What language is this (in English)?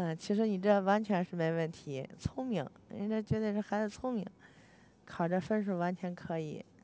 Chinese